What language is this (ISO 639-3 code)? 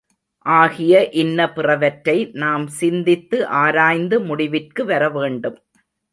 tam